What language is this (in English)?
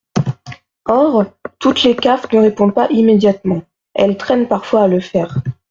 French